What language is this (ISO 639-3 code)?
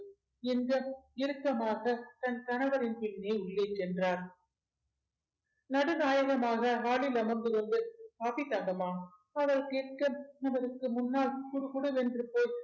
tam